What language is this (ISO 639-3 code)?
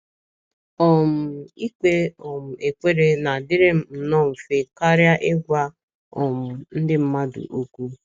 ibo